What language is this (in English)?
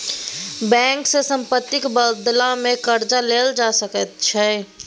Maithili